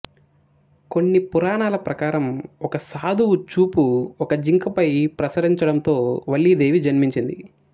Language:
Telugu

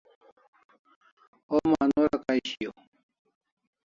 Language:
Kalasha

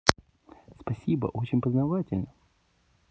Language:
Russian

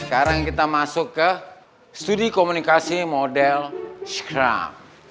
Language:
Indonesian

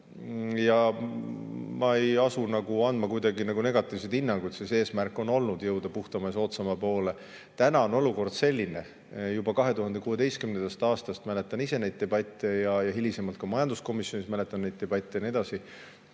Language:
Estonian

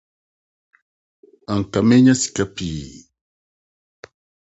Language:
Akan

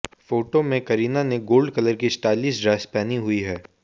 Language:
Hindi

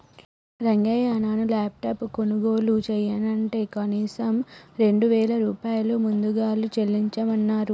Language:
Telugu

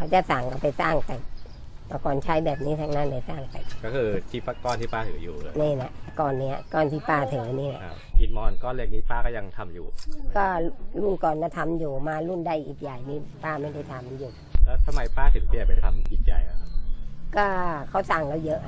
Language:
Thai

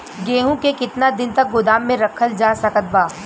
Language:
Bhojpuri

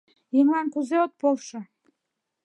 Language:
Mari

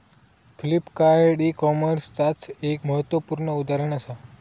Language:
Marathi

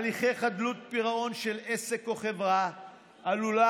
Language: Hebrew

